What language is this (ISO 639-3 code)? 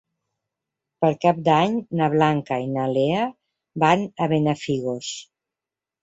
cat